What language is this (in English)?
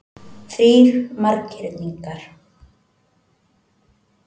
Icelandic